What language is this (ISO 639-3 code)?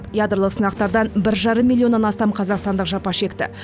kaz